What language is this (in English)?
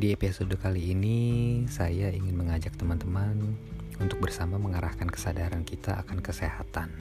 Indonesian